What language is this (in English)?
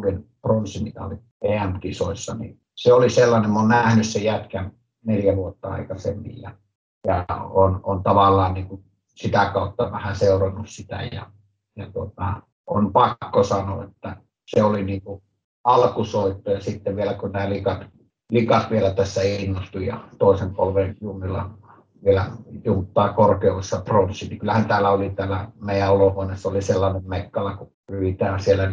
Finnish